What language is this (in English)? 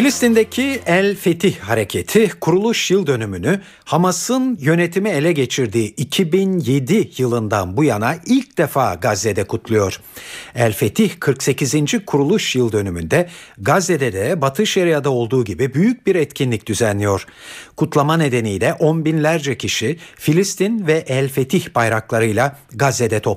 Turkish